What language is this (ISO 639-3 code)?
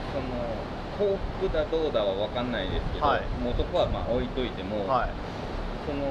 jpn